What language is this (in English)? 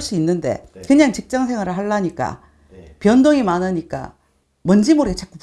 Korean